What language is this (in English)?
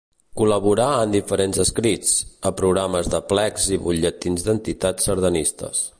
Catalan